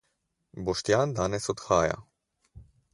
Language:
Slovenian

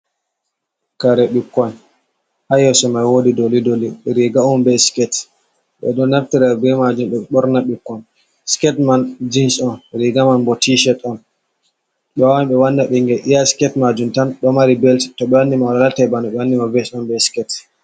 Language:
Fula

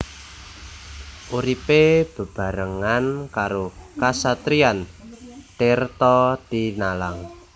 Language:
Javanese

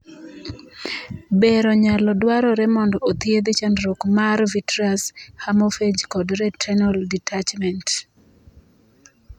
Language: Luo (Kenya and Tanzania)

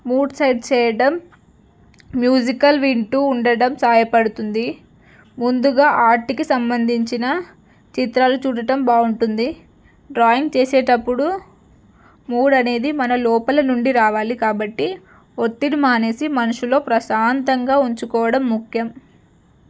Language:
Telugu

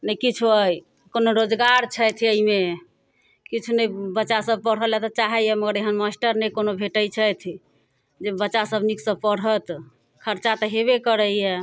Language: Maithili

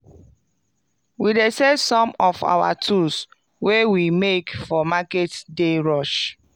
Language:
Nigerian Pidgin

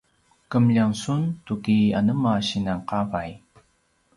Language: Paiwan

